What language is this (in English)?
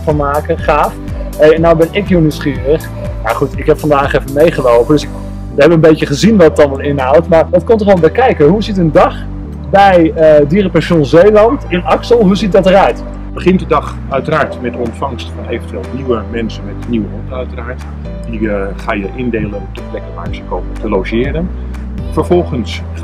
Dutch